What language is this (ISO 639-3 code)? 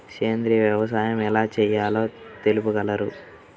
tel